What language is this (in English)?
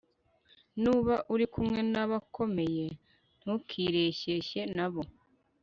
Kinyarwanda